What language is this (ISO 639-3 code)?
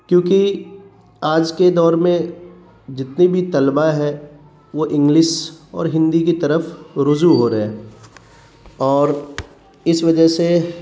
urd